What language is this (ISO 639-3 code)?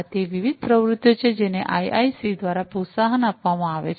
guj